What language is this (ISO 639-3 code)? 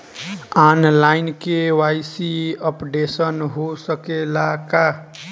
bho